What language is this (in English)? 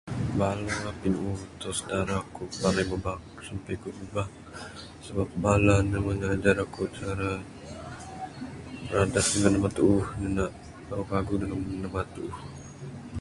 Bukar-Sadung Bidayuh